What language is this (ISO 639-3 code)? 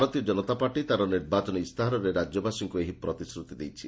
ori